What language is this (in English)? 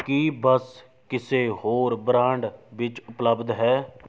Punjabi